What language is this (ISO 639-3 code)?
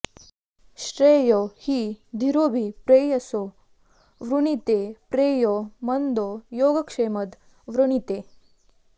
san